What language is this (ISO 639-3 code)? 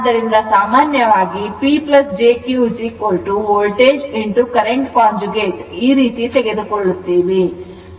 kan